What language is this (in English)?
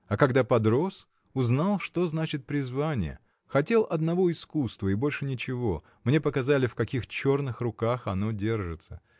Russian